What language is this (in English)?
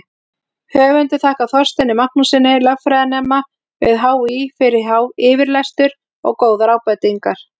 Icelandic